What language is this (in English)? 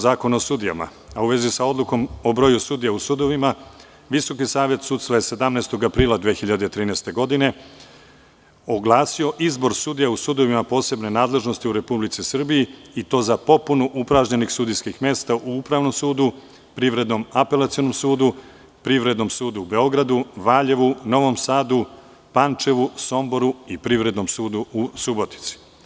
Serbian